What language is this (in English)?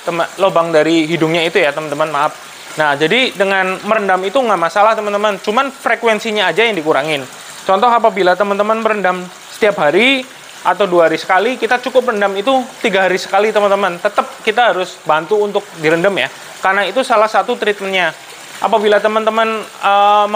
Indonesian